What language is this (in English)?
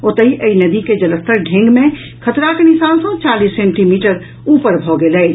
Maithili